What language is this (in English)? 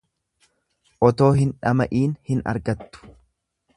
Oromo